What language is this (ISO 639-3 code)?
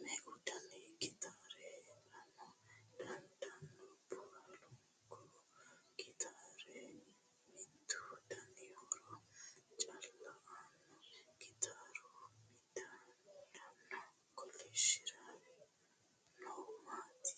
sid